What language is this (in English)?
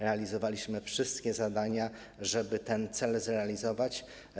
Polish